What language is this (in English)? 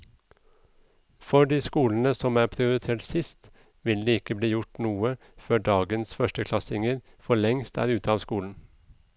Norwegian